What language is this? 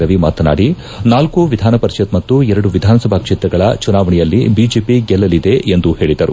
Kannada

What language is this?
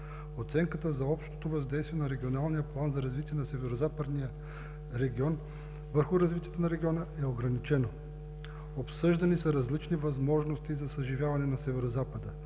Bulgarian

